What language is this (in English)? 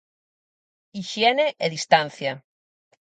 Galician